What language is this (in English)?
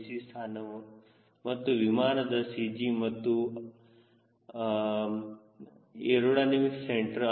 Kannada